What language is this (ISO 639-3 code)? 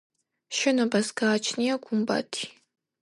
kat